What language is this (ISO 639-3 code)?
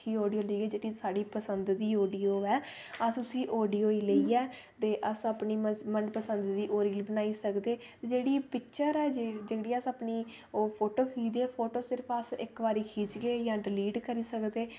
doi